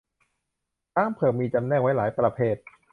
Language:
Thai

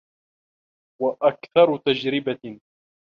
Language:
Arabic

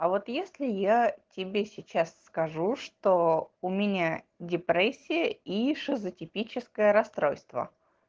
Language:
Russian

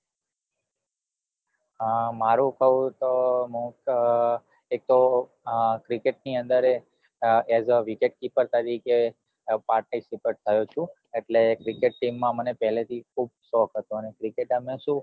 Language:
Gujarati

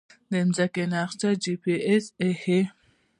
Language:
Pashto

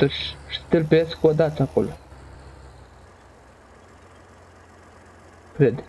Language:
Romanian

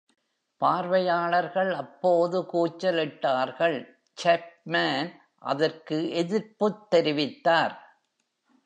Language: Tamil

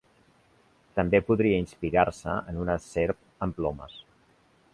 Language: Catalan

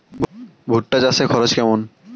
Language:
Bangla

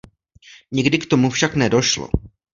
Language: Czech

